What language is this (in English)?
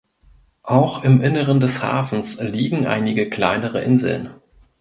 German